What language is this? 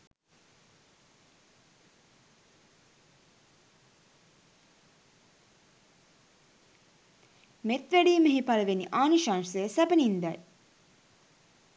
Sinhala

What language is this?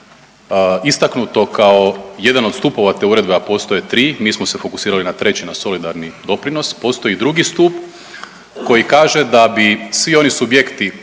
Croatian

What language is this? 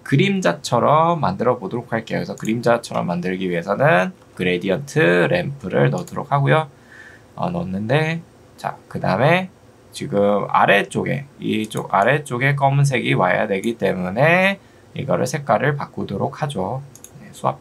Korean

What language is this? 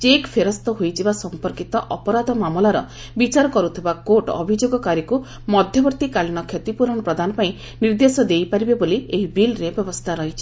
Odia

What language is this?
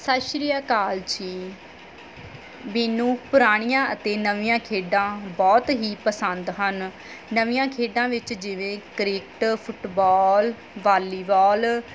Punjabi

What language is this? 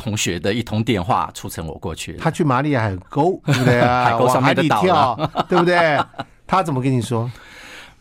Chinese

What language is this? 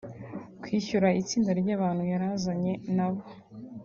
Kinyarwanda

